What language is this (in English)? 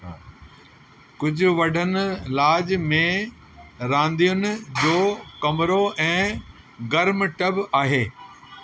Sindhi